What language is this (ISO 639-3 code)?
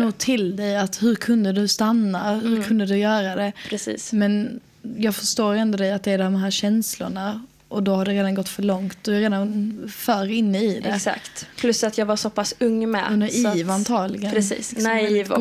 swe